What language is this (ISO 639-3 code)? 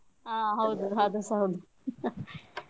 kan